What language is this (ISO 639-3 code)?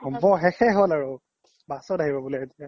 asm